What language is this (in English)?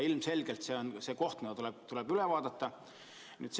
Estonian